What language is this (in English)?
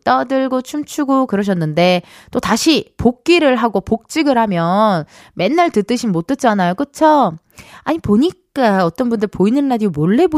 Korean